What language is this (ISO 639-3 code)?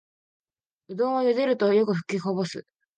jpn